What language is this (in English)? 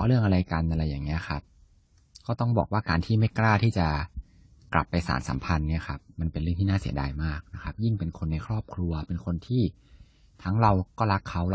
Thai